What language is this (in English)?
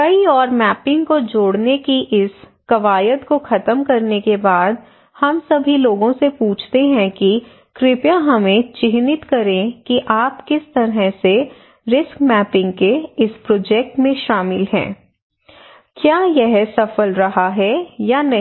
Hindi